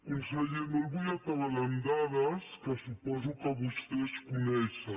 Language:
Catalan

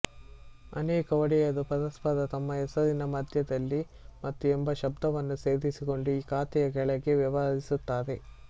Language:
Kannada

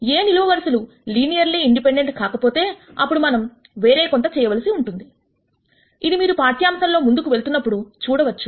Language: Telugu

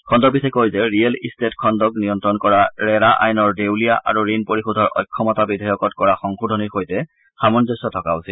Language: Assamese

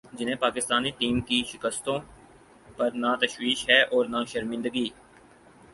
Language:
Urdu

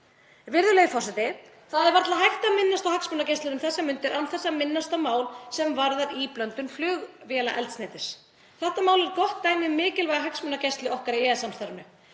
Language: Icelandic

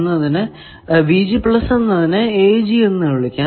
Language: Malayalam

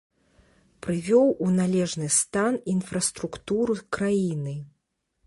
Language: Belarusian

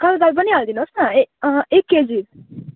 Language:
Nepali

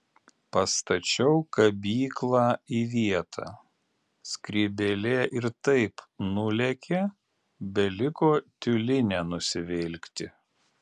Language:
Lithuanian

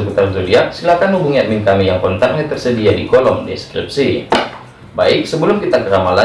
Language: Indonesian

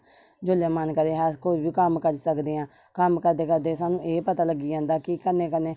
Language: Dogri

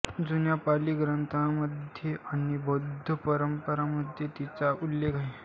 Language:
Marathi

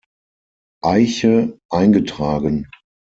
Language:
German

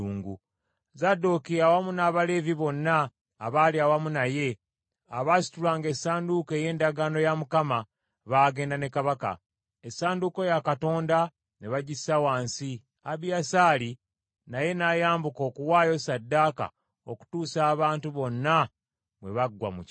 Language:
Ganda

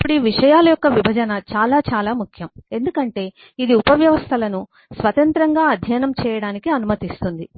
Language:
Telugu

